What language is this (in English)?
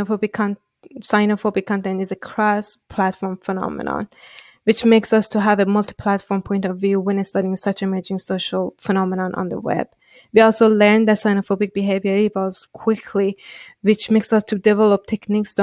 English